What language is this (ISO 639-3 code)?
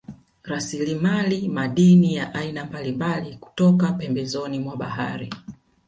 swa